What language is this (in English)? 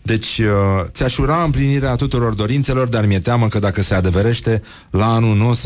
Romanian